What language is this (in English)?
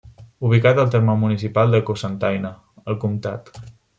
Catalan